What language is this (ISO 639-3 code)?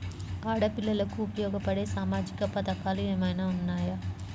tel